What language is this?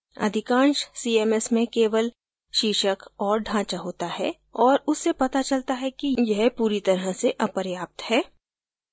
Hindi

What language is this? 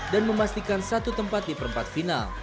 Indonesian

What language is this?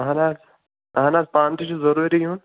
Kashmiri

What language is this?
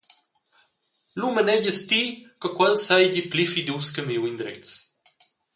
Romansh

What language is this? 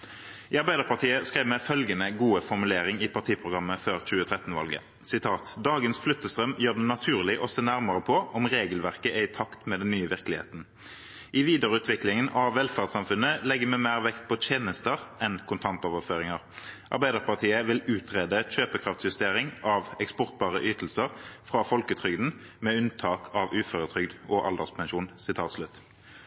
Norwegian Bokmål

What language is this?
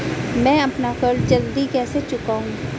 Hindi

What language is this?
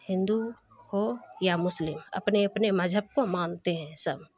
Urdu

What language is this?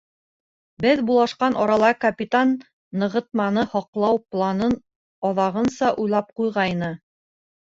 Bashkir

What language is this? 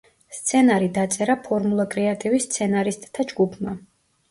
Georgian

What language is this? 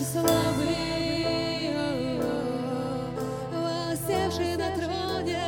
Russian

